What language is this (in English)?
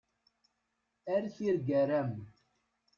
Kabyle